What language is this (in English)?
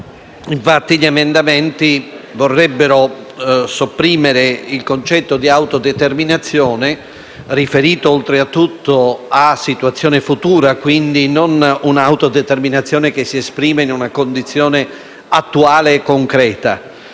Italian